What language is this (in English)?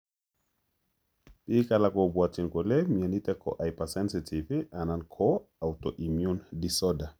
Kalenjin